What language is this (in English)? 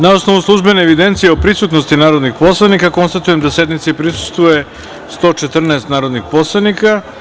Serbian